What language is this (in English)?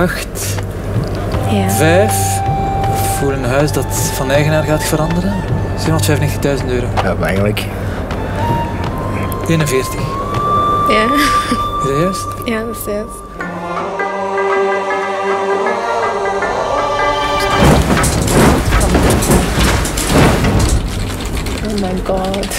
Dutch